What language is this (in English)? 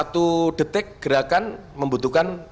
Indonesian